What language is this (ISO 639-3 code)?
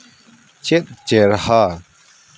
sat